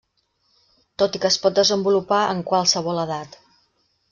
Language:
Catalan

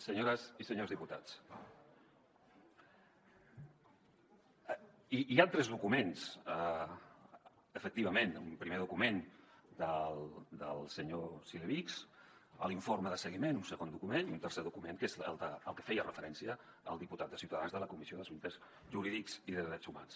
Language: Catalan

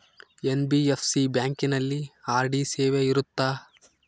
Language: Kannada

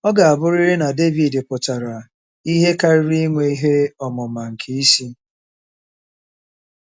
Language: Igbo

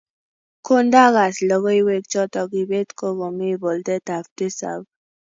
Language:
Kalenjin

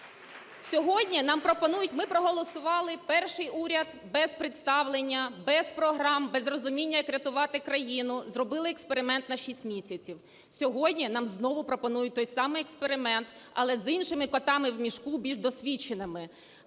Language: Ukrainian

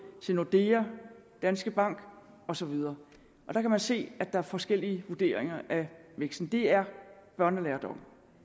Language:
Danish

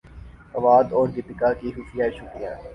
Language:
Urdu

